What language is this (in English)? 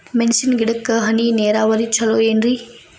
Kannada